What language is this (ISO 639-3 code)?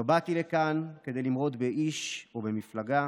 heb